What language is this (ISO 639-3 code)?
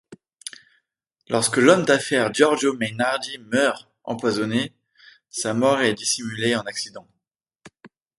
fra